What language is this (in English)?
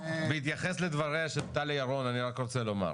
Hebrew